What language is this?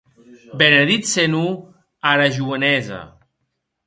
Occitan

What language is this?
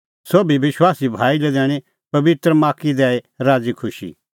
Kullu Pahari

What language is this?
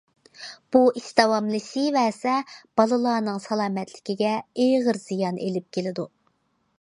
Uyghur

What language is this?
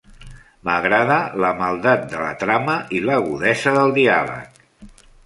Catalan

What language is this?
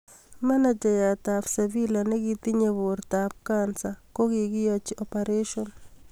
Kalenjin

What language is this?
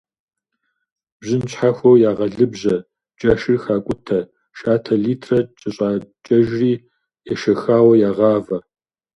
Kabardian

